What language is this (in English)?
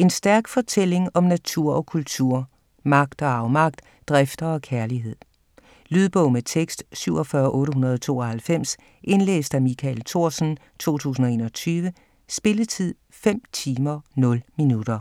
Danish